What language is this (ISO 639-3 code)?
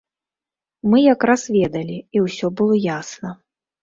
bel